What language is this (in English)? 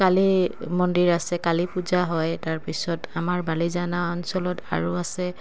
Assamese